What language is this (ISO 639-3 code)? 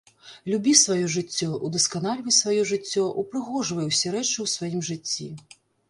bel